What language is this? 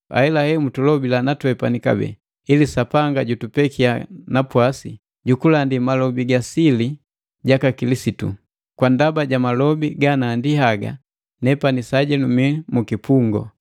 Matengo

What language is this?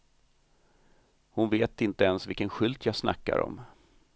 Swedish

